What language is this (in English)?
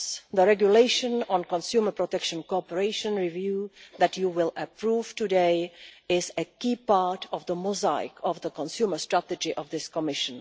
English